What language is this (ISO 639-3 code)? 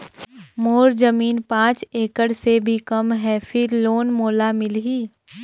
hne